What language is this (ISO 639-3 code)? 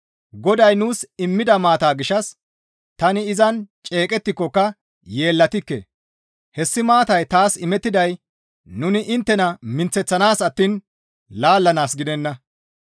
gmv